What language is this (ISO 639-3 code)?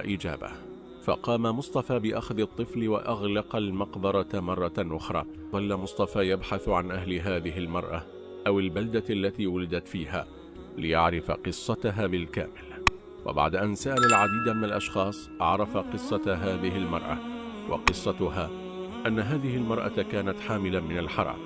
ara